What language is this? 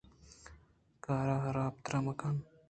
Eastern Balochi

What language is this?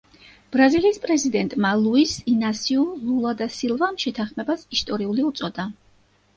Georgian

